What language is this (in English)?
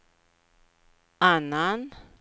Swedish